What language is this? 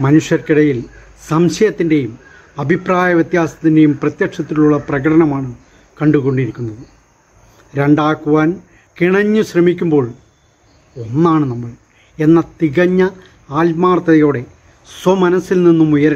Romanian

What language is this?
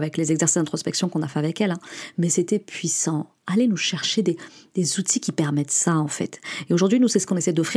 French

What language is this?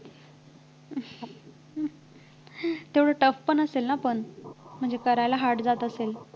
Marathi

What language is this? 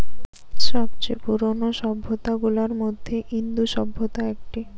Bangla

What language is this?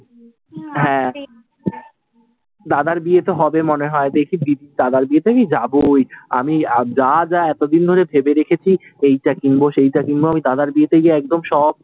Bangla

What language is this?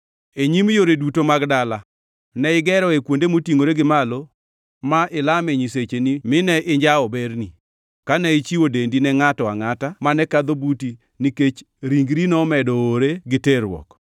Luo (Kenya and Tanzania)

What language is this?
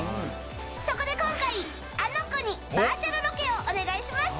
Japanese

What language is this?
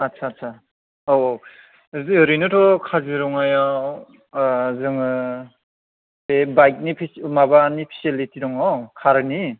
Bodo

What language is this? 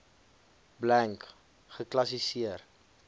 Afrikaans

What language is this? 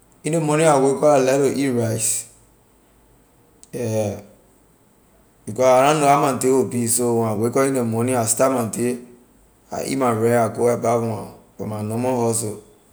Liberian English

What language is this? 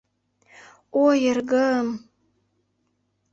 Mari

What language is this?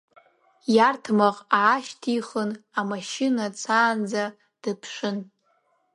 Abkhazian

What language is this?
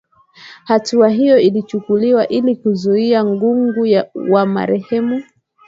Swahili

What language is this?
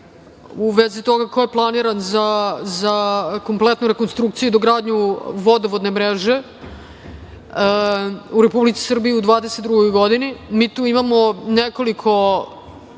Serbian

